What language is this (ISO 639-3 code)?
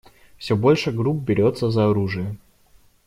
rus